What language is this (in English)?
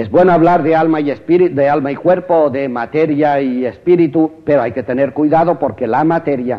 Spanish